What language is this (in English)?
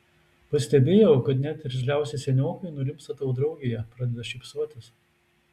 Lithuanian